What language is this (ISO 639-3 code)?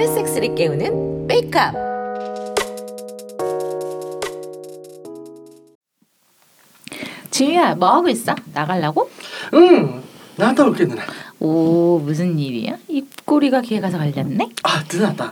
kor